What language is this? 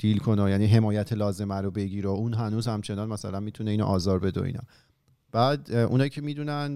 Persian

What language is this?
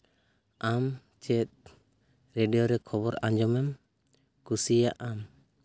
Santali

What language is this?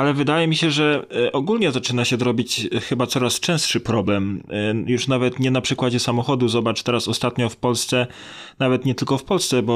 Polish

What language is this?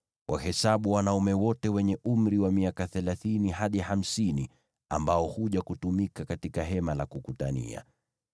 Swahili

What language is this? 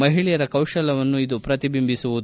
Kannada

